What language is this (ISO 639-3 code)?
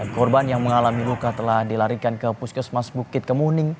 ind